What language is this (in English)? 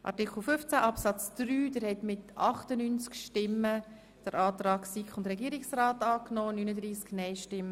Swiss German